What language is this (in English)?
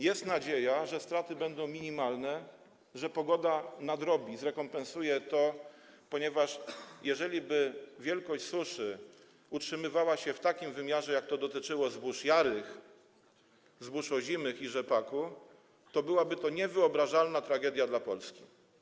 Polish